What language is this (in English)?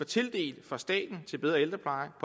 Danish